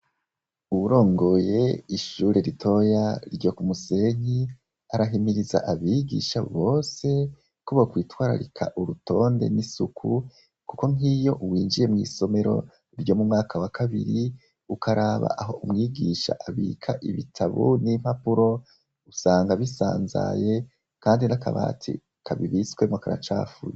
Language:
Rundi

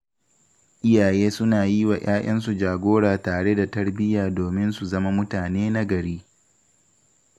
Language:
Hausa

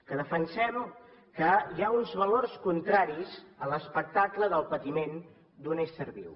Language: Catalan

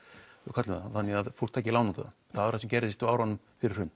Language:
Icelandic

